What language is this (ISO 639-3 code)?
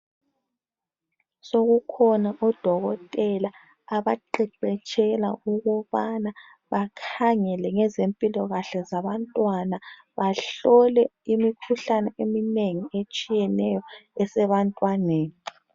nde